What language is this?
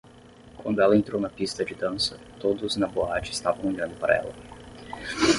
Portuguese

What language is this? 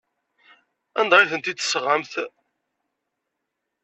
Kabyle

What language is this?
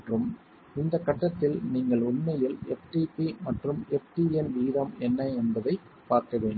Tamil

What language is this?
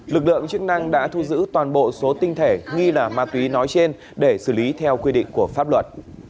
Vietnamese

